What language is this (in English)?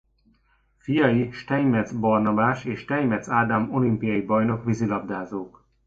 Hungarian